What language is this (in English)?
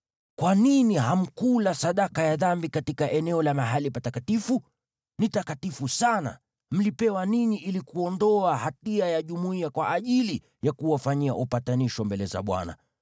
Swahili